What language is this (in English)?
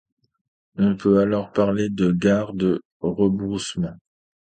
French